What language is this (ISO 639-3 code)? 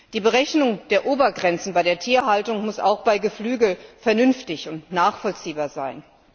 deu